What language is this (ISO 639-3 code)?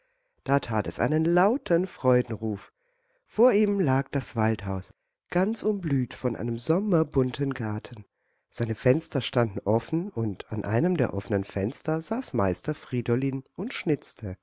deu